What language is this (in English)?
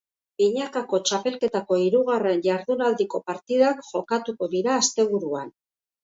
Basque